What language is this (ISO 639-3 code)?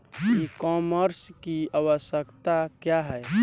bho